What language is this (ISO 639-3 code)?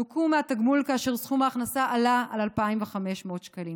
heb